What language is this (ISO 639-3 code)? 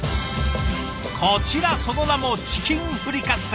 jpn